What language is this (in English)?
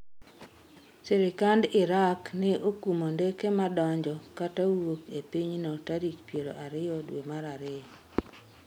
Luo (Kenya and Tanzania)